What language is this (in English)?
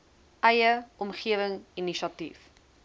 Afrikaans